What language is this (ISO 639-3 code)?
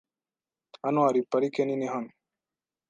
kin